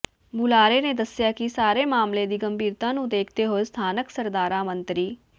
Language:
Punjabi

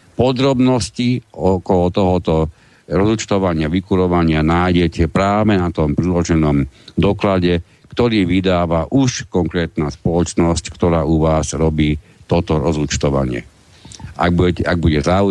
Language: Slovak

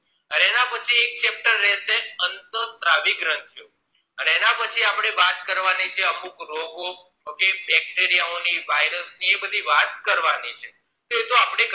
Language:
Gujarati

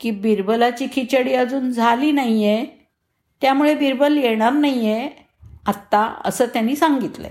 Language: Marathi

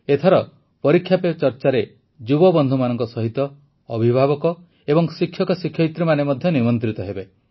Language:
Odia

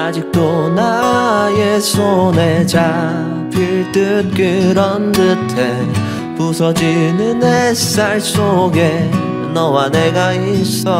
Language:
Korean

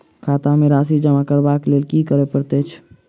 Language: Maithili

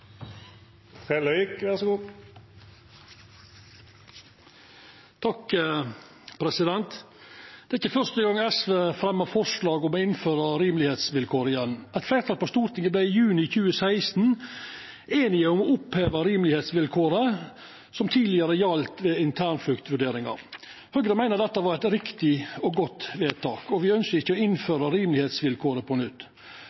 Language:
Norwegian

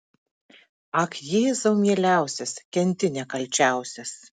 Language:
Lithuanian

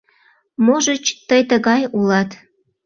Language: Mari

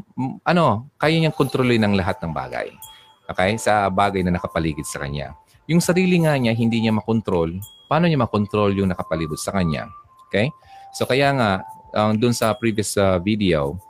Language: Filipino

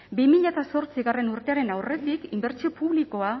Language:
Basque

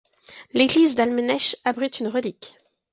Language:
French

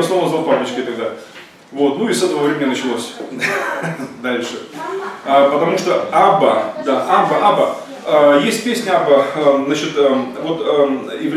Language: Russian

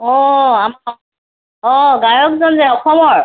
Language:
Assamese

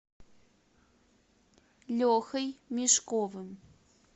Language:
Russian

